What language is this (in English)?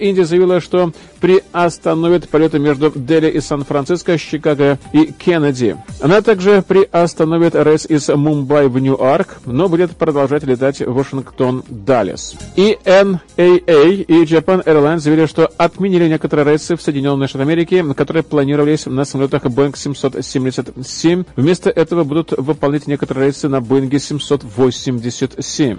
Russian